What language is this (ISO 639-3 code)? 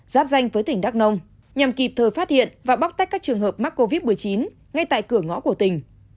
vie